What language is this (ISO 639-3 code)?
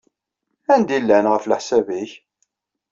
kab